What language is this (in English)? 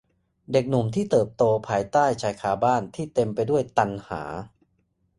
Thai